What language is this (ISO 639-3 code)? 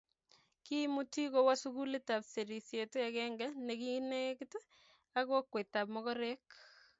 kln